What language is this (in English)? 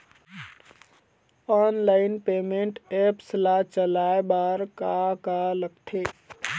Chhattisgarhi